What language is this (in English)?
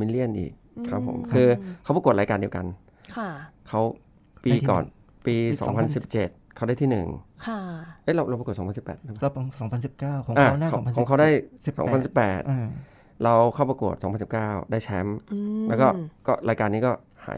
Thai